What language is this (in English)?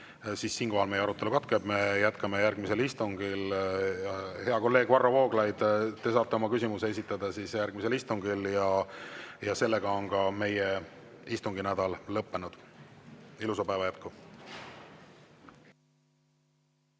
Estonian